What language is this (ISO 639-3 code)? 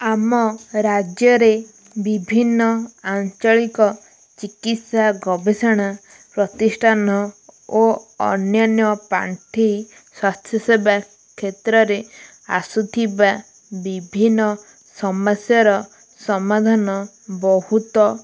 ori